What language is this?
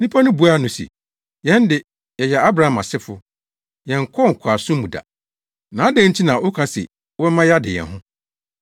Akan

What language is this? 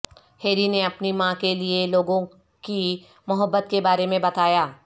Urdu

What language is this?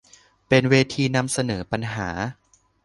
Thai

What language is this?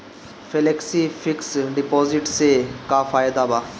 Bhojpuri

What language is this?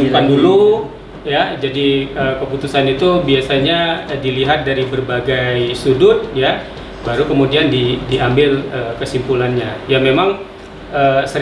Indonesian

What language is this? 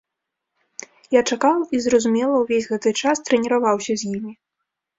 Belarusian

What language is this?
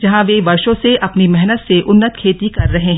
Hindi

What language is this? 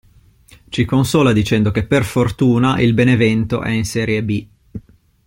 Italian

